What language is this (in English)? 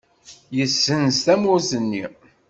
Kabyle